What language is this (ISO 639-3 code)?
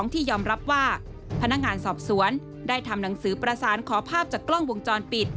tha